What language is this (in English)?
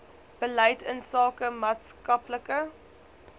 Afrikaans